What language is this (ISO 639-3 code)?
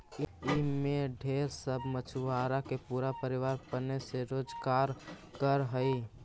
mag